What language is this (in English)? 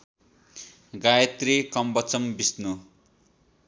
Nepali